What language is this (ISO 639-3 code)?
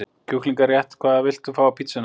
isl